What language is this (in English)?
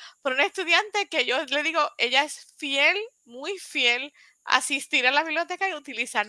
Spanish